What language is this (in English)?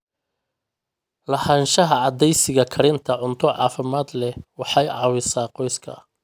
Somali